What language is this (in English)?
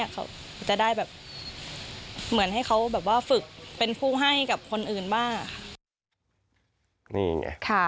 Thai